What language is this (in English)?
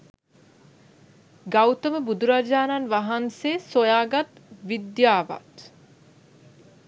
Sinhala